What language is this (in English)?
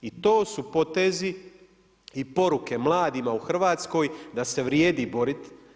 Croatian